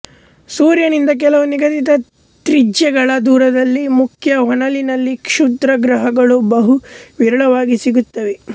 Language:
Kannada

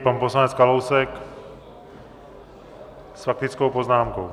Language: Czech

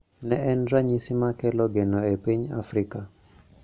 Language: Luo (Kenya and Tanzania)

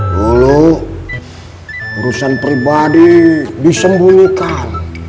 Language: Indonesian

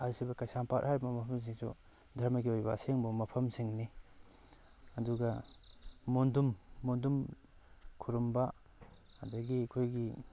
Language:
Manipuri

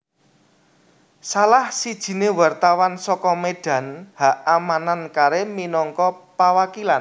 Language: Javanese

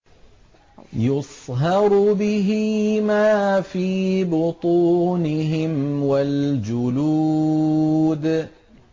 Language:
Arabic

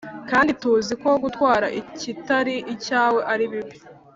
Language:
Kinyarwanda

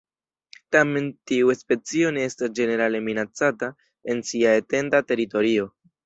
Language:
Esperanto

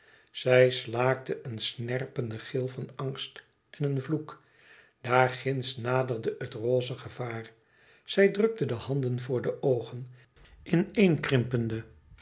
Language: Dutch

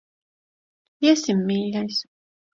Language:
Latvian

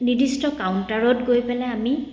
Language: Assamese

